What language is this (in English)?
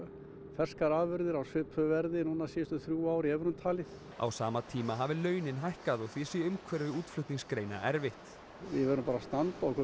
Icelandic